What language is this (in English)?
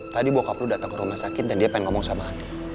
Indonesian